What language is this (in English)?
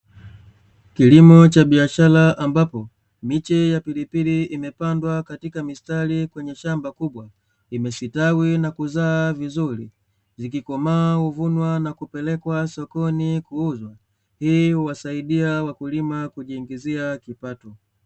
Swahili